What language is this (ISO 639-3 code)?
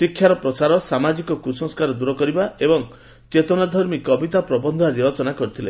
ori